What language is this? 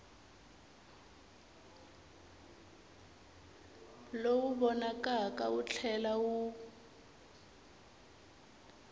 Tsonga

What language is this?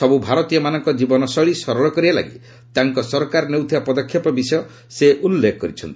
Odia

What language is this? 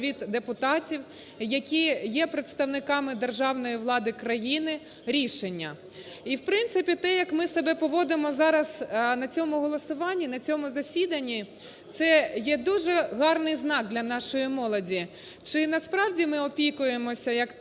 Ukrainian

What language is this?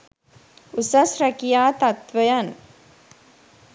Sinhala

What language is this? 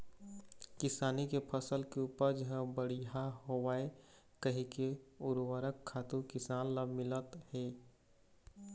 Chhattisgarhi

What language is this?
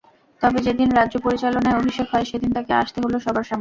Bangla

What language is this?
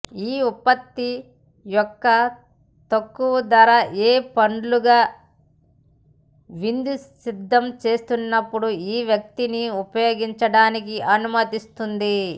Telugu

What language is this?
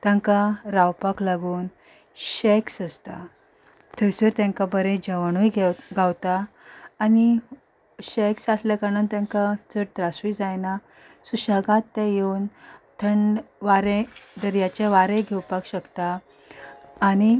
Konkani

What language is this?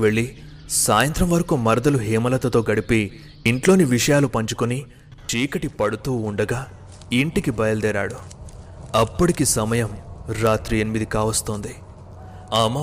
Telugu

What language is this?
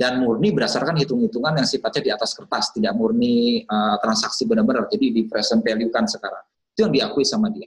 Indonesian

